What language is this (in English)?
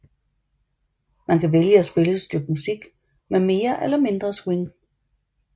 Danish